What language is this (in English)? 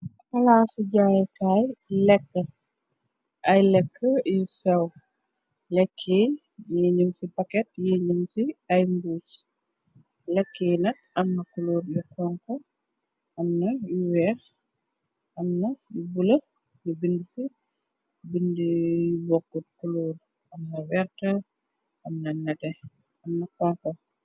Wolof